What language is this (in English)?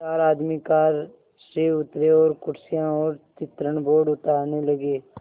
Hindi